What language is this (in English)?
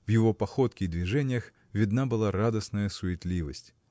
Russian